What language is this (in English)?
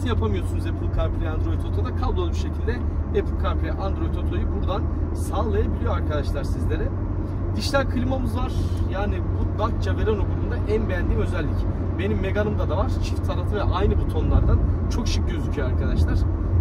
Turkish